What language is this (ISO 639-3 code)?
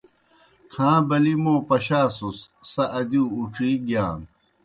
plk